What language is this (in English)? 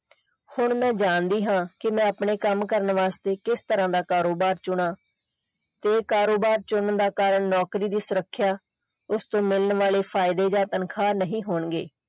Punjabi